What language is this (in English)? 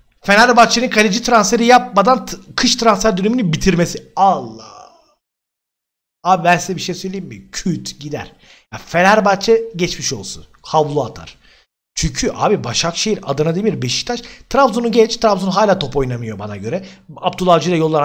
Turkish